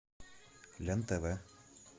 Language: Russian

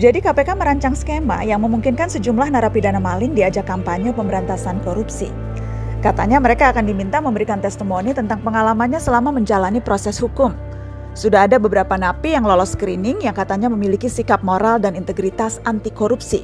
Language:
Indonesian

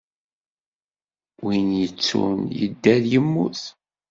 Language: Kabyle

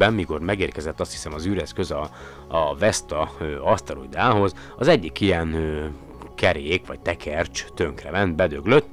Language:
Hungarian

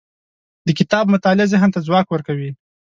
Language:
Pashto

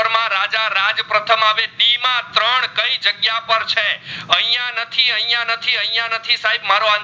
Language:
Gujarati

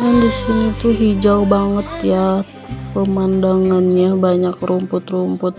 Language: Indonesian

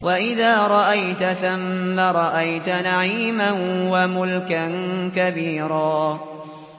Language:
Arabic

